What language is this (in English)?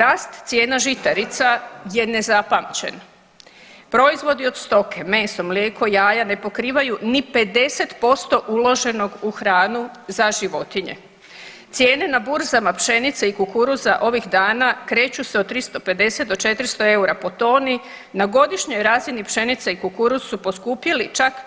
Croatian